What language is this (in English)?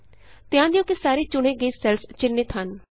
Punjabi